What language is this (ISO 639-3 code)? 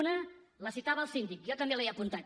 cat